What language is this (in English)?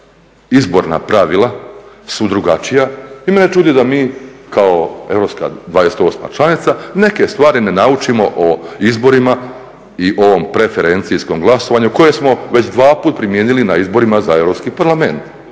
Croatian